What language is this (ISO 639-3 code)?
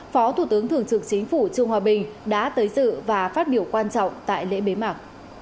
vie